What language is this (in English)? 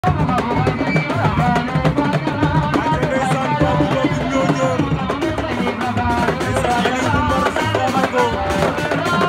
Arabic